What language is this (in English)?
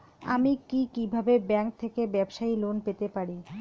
Bangla